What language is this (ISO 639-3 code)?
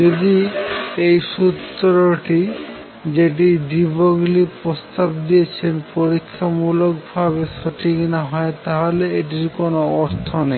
ben